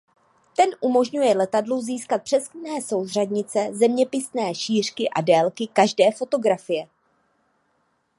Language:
Czech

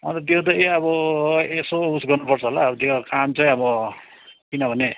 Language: Nepali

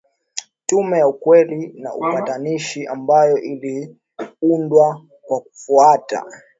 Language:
Swahili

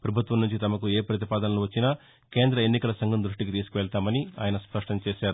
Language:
Telugu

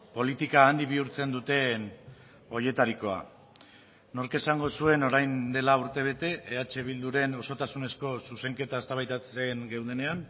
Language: Basque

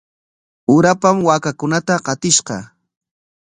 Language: Corongo Ancash Quechua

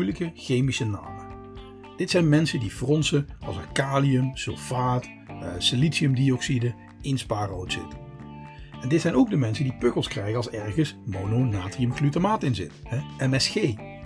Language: Dutch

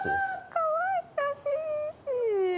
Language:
Japanese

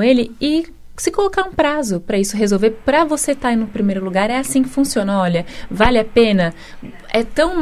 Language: Portuguese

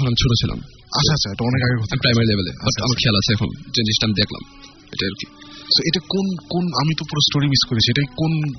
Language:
Bangla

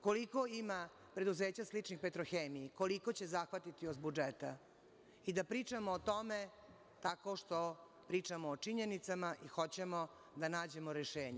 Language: Serbian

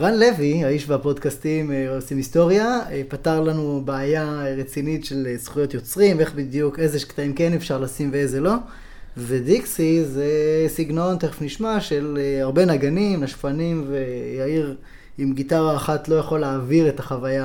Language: Hebrew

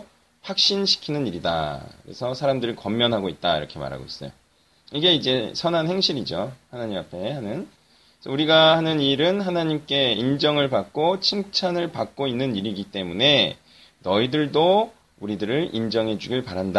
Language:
Korean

